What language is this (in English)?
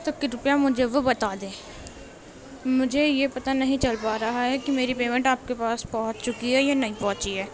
Urdu